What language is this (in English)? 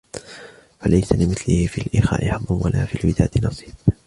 Arabic